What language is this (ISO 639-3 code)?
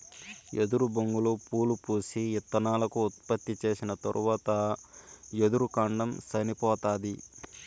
tel